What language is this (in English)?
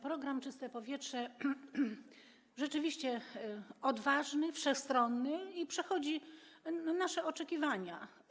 Polish